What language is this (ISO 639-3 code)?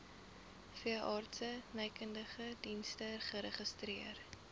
afr